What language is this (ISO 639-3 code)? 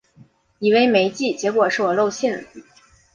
zho